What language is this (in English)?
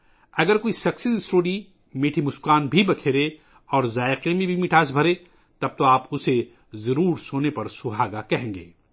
Urdu